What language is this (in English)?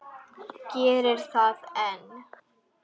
Icelandic